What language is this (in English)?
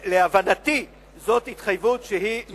Hebrew